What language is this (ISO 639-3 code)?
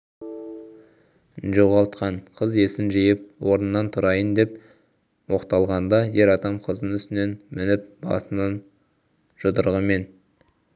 kaz